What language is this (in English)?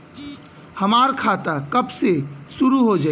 Bhojpuri